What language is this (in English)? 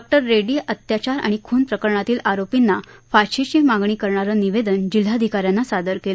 Marathi